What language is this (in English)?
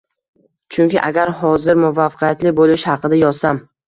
Uzbek